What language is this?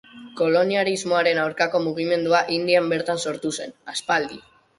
Basque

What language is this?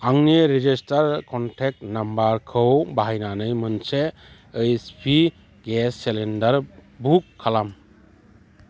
Bodo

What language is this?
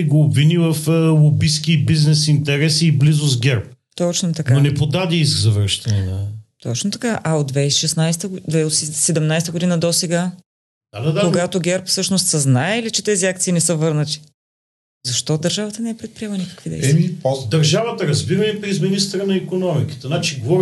Bulgarian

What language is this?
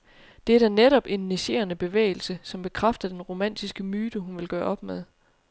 Danish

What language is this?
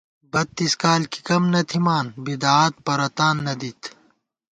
Gawar-Bati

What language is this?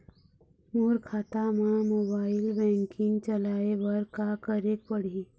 Chhattisgarhi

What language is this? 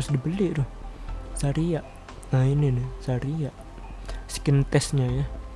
Indonesian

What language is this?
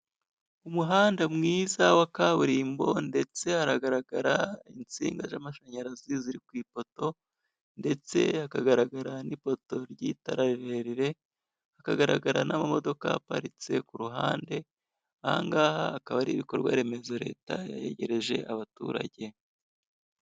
Kinyarwanda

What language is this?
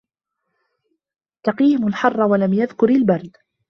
Arabic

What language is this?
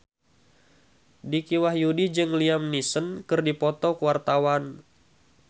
Sundanese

